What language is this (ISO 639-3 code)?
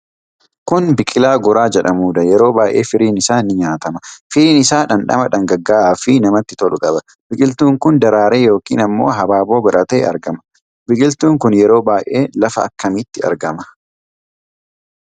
orm